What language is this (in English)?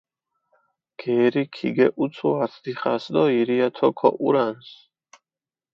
Mingrelian